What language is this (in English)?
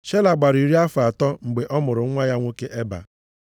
Igbo